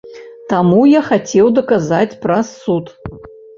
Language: Belarusian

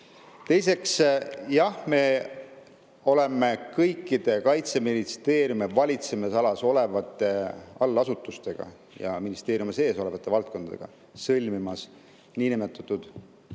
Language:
Estonian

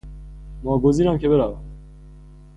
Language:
Persian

